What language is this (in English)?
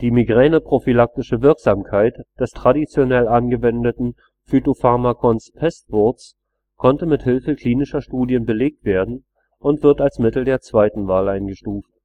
German